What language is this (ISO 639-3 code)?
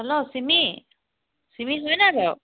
asm